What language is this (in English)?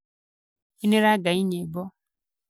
Kikuyu